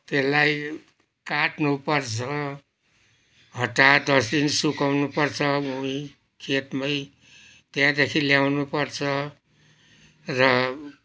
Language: Nepali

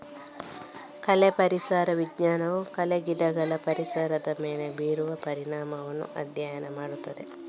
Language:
Kannada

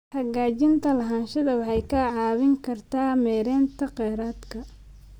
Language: Somali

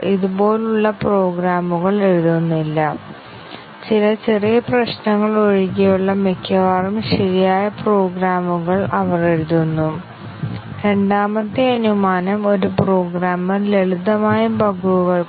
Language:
Malayalam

